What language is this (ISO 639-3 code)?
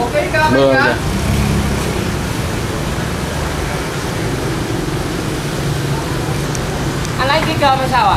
vie